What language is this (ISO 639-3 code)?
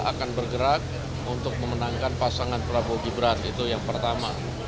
ind